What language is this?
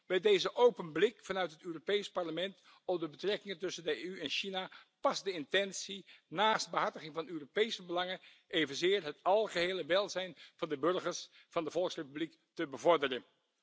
Dutch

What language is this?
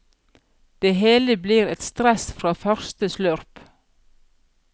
Norwegian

